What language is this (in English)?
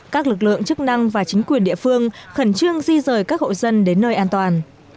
Vietnamese